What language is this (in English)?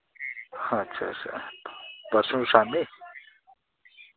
Dogri